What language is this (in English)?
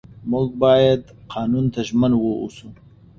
Pashto